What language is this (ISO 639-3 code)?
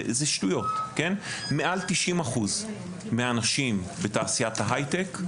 heb